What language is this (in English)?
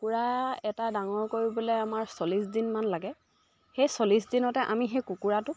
Assamese